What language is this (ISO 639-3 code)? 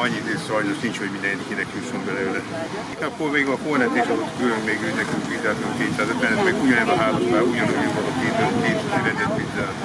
hun